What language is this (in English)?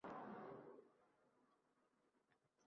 Uzbek